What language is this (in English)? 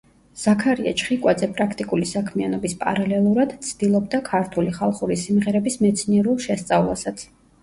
Georgian